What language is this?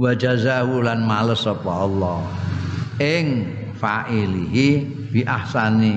Indonesian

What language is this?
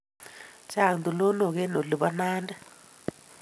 Kalenjin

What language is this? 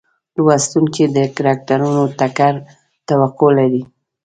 Pashto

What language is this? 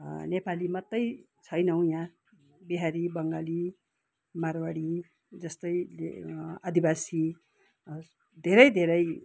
Nepali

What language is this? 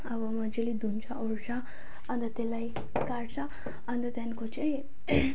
Nepali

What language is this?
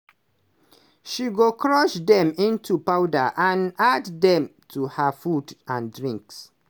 Nigerian Pidgin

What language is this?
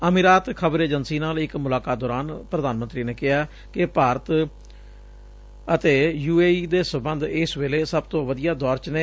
Punjabi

